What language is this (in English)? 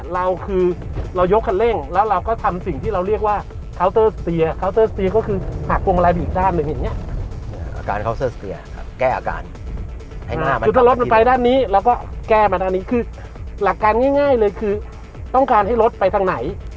Thai